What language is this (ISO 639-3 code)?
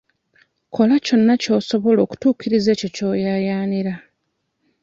lug